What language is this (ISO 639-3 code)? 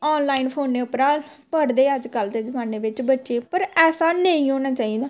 doi